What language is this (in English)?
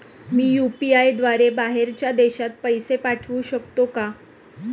Marathi